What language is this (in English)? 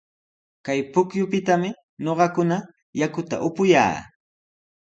Sihuas Ancash Quechua